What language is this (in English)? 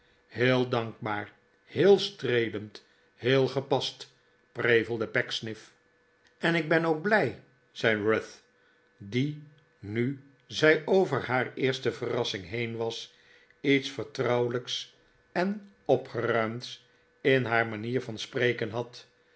Dutch